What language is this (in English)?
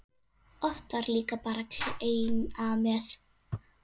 Icelandic